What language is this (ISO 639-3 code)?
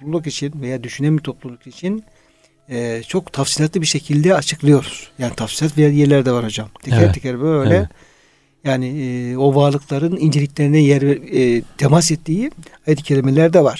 tur